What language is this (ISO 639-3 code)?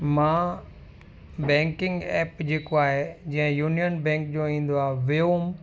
snd